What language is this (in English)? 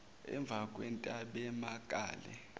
Zulu